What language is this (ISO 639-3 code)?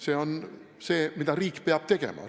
est